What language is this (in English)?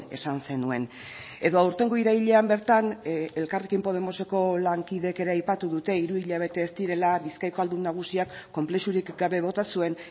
Basque